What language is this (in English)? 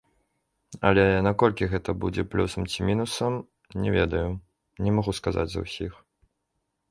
Belarusian